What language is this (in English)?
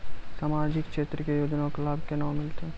Maithili